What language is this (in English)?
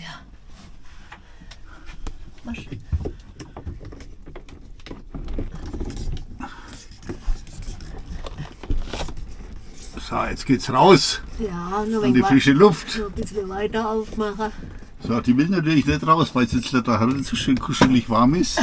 German